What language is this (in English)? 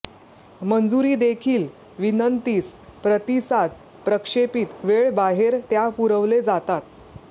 Marathi